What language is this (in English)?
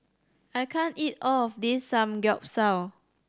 English